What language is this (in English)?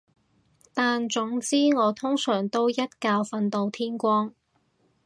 Cantonese